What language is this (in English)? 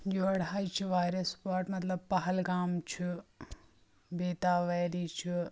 Kashmiri